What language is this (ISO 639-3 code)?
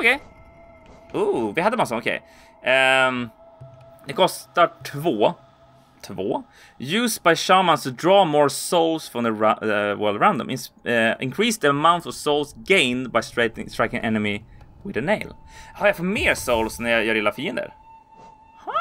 swe